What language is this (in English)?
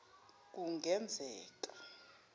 Zulu